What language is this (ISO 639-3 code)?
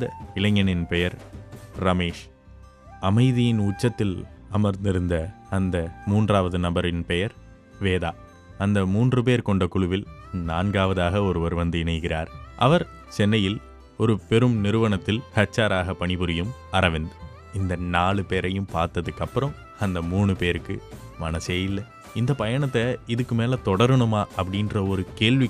tam